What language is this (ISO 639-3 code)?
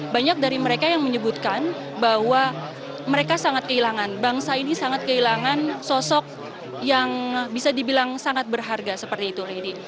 ind